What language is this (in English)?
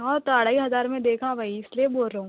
Urdu